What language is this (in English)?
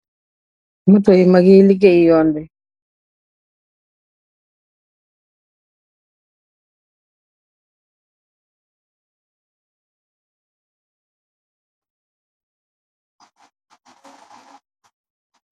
Wolof